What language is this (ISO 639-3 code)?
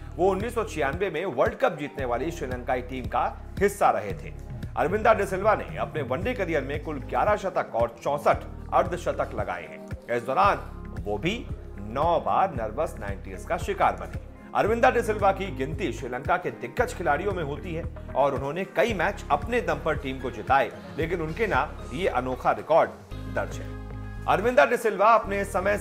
hin